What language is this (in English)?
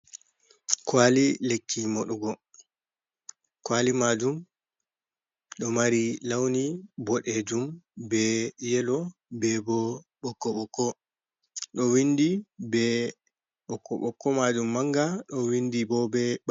Fula